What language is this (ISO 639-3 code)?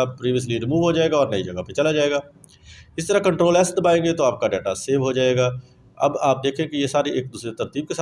urd